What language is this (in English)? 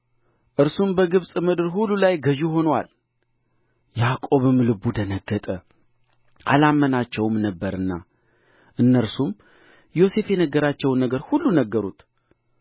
Amharic